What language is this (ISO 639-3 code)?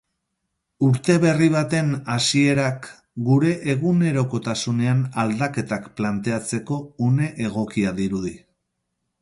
eus